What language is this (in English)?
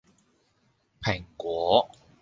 Cantonese